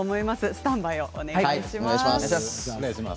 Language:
Japanese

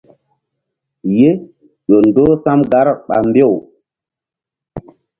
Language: Mbum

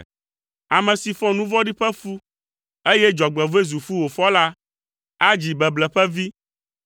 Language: Ewe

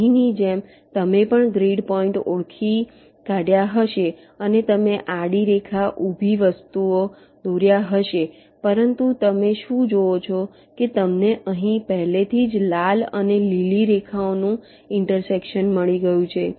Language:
Gujarati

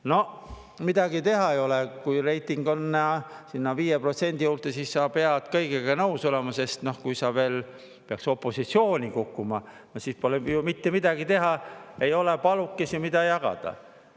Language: Estonian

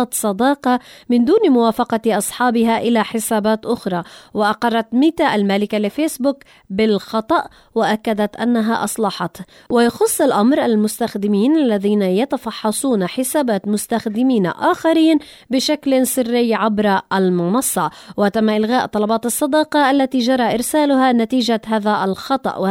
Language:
Arabic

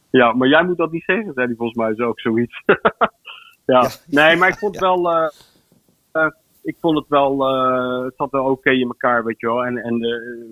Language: Dutch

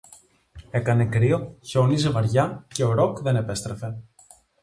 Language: Greek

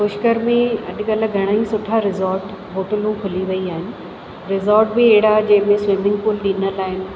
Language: Sindhi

